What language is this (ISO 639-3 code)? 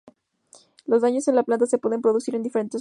spa